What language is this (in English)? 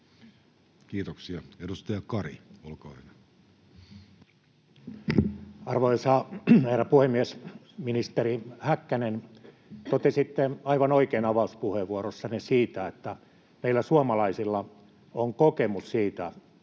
Finnish